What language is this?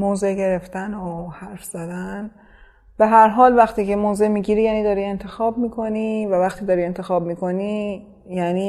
Persian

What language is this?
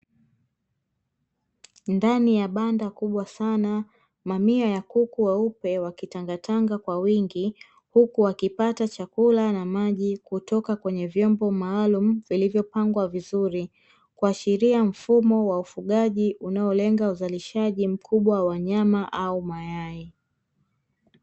Swahili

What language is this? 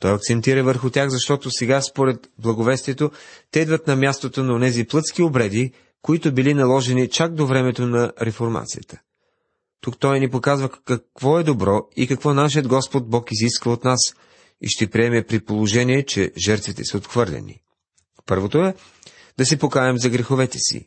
Bulgarian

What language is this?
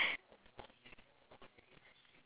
English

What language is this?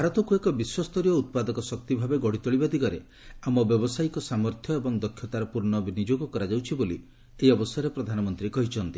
Odia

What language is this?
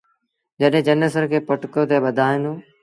Sindhi Bhil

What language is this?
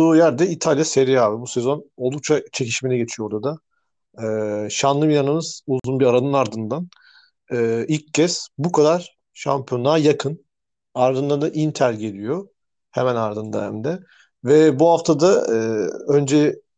Turkish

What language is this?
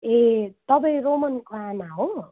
Nepali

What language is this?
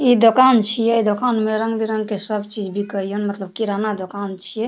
Maithili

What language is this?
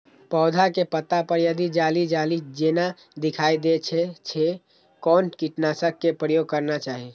Maithili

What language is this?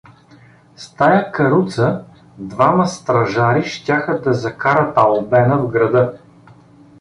Bulgarian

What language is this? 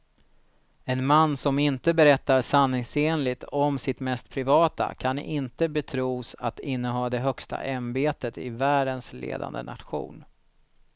Swedish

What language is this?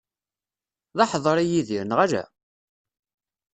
Kabyle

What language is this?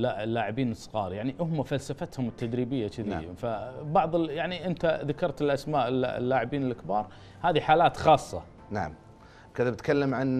Arabic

